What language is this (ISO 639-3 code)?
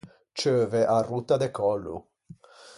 lij